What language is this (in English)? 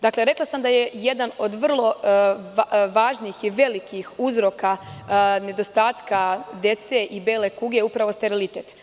Serbian